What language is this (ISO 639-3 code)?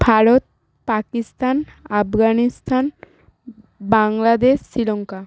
ben